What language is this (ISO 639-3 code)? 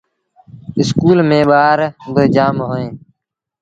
sbn